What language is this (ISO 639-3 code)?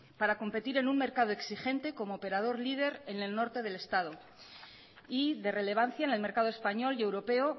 spa